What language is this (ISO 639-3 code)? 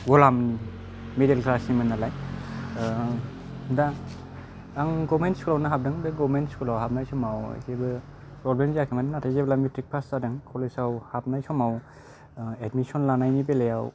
brx